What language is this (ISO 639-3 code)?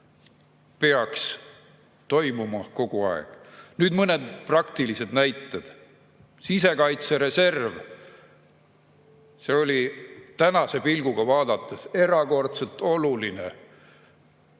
est